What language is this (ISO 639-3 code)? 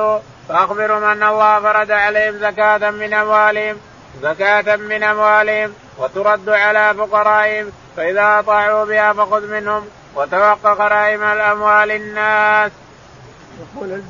ara